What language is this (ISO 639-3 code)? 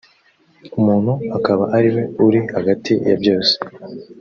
kin